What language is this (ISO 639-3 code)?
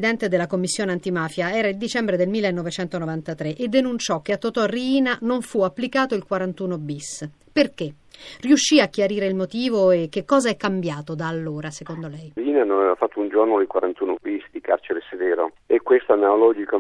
ita